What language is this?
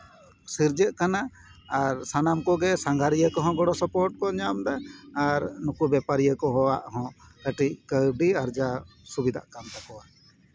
Santali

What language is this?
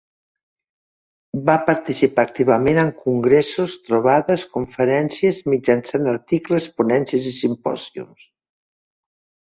Catalan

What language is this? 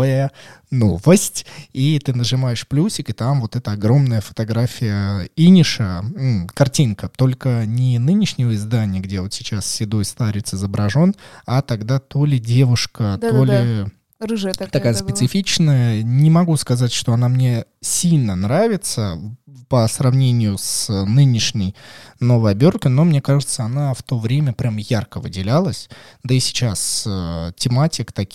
Russian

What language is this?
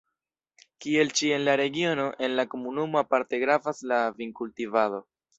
Esperanto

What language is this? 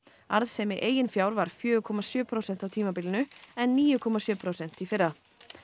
Icelandic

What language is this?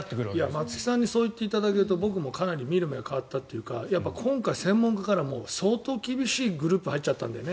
Japanese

